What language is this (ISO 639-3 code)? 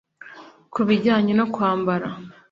kin